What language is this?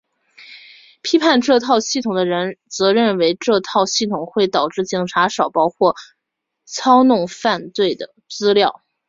Chinese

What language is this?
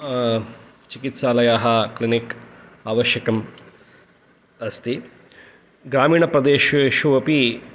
Sanskrit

